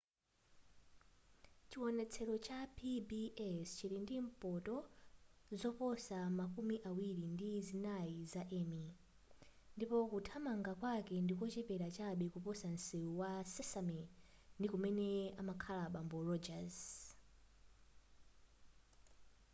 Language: Nyanja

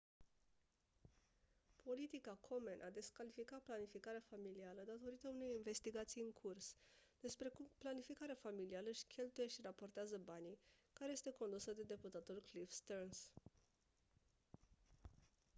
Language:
Romanian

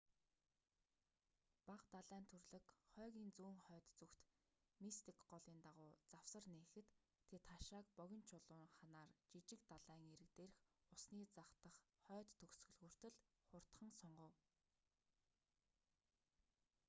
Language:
Mongolian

